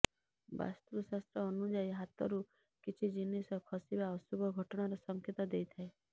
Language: Odia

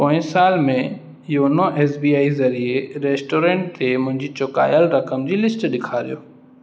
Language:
Sindhi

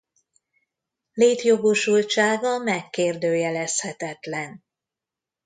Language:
Hungarian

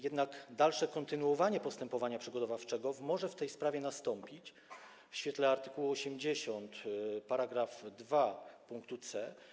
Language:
Polish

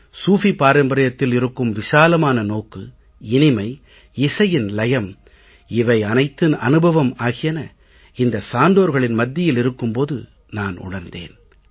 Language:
Tamil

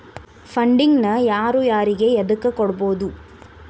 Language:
Kannada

